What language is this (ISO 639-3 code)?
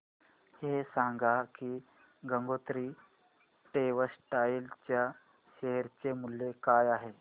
mar